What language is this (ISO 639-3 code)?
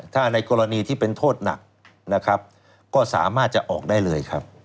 tha